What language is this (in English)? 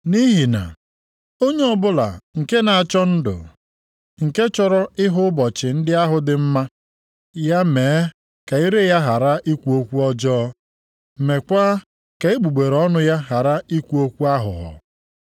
Igbo